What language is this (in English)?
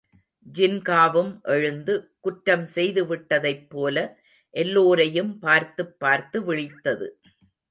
Tamil